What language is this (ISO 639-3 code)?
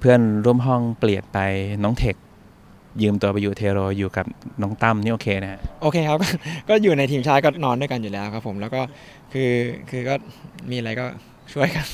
tha